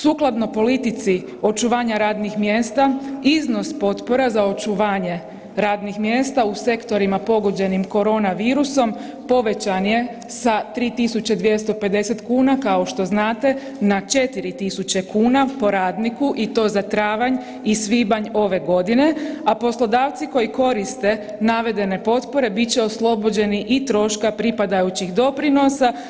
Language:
Croatian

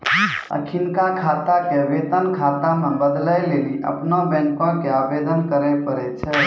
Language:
Maithili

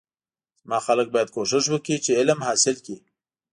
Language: Pashto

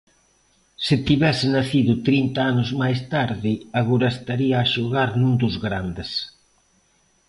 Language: Galician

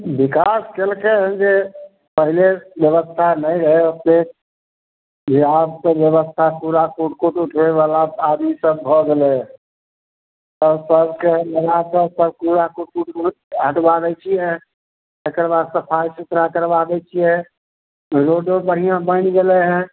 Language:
Maithili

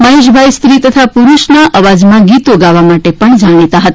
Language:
Gujarati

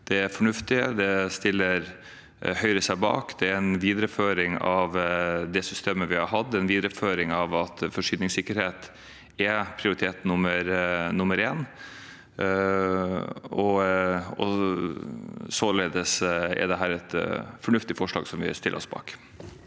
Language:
Norwegian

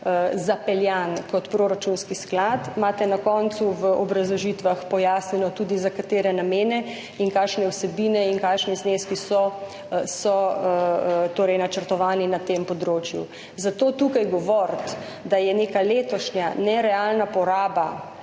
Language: Slovenian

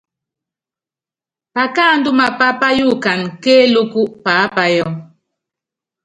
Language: Yangben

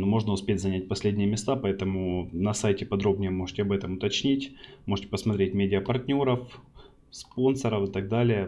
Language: Russian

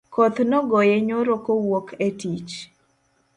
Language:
Luo (Kenya and Tanzania)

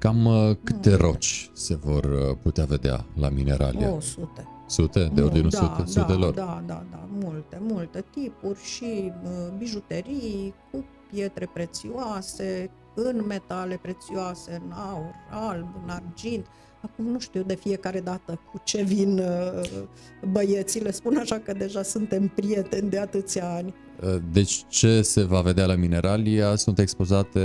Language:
Romanian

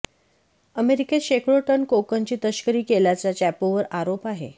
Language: Marathi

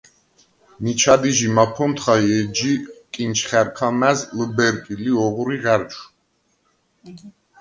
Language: Svan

